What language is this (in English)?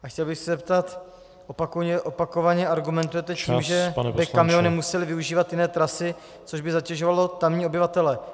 Czech